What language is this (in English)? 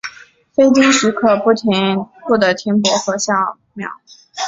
Chinese